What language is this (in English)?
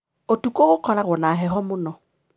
Kikuyu